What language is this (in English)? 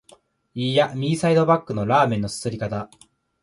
Japanese